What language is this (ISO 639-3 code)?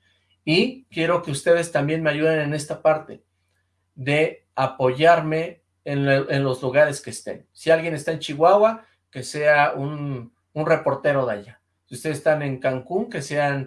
spa